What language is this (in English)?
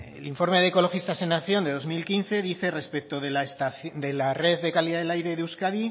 Spanish